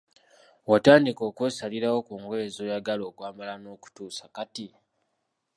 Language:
Ganda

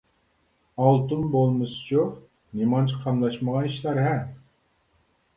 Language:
Uyghur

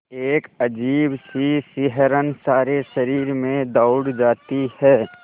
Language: Hindi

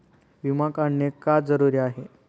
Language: Marathi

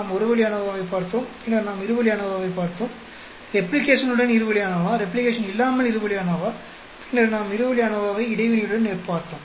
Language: Tamil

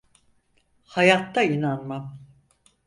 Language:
Turkish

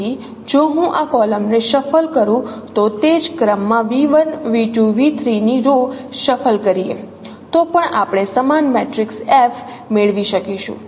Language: Gujarati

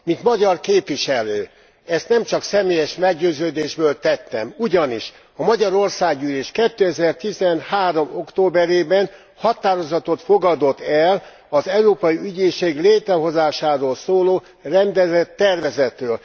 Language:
Hungarian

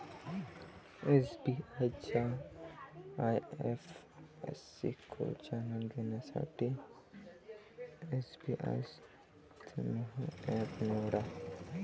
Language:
Marathi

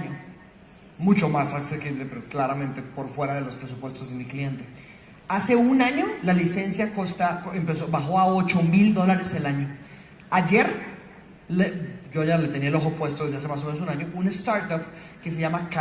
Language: Spanish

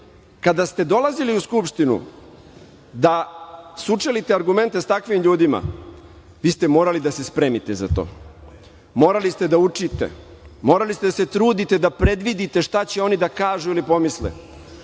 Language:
Serbian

